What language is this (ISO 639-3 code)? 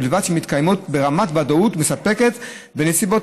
heb